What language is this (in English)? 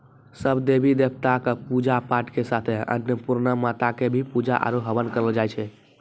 Maithili